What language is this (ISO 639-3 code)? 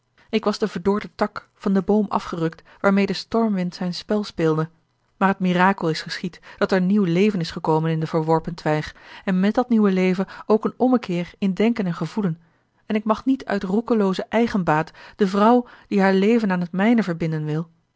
nld